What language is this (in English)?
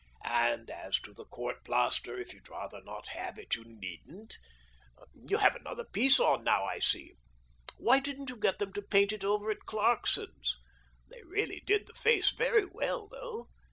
English